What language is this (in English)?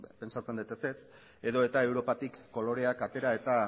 Basque